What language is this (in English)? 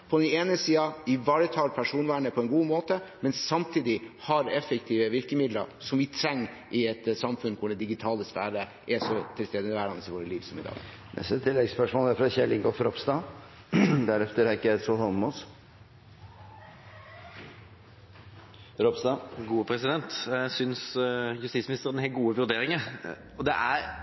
Norwegian